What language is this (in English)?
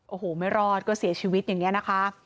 Thai